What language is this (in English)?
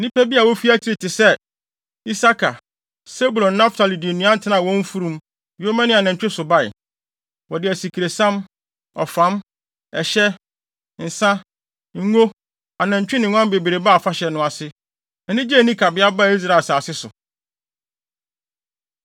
Akan